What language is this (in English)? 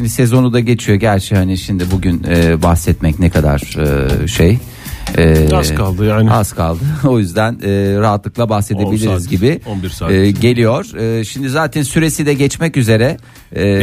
Turkish